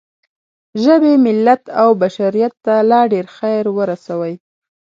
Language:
Pashto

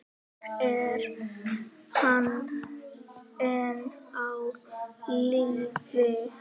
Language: Icelandic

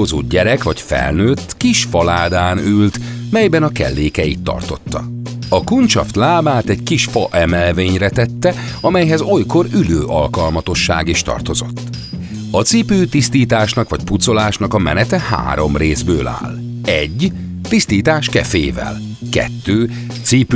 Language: Hungarian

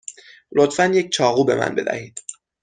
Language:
Persian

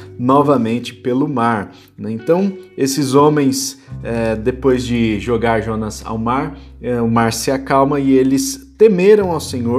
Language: Portuguese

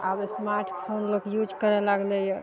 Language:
Maithili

